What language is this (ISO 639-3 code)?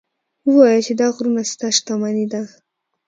pus